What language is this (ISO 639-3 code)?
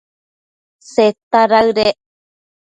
mcf